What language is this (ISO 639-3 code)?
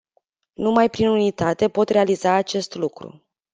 ron